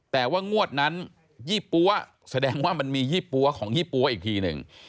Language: Thai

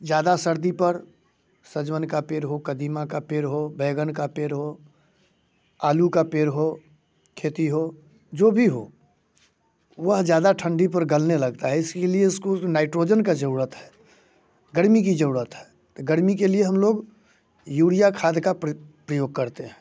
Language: Hindi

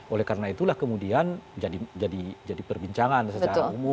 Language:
Indonesian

